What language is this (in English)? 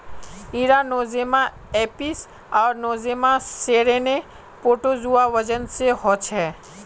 Magahi